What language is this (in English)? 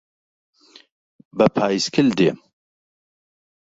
Central Kurdish